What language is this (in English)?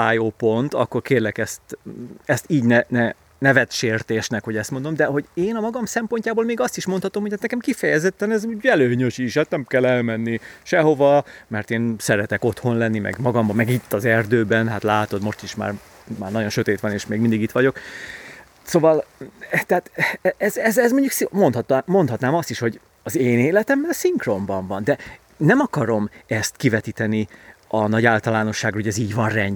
Hungarian